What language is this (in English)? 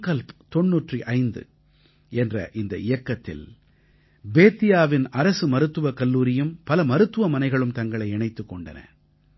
Tamil